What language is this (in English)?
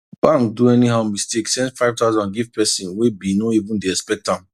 Nigerian Pidgin